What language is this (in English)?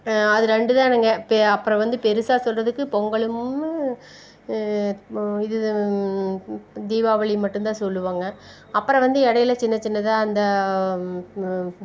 Tamil